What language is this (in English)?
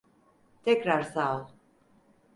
Turkish